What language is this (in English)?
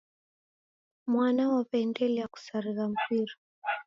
Taita